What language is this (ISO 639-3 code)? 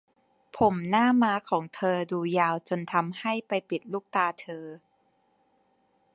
tha